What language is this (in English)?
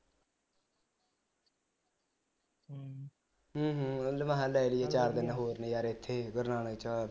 Punjabi